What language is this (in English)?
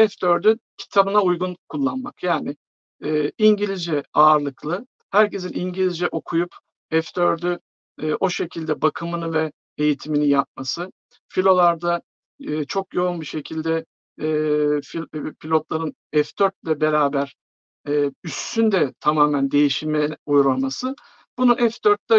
Turkish